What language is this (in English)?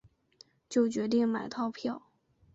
Chinese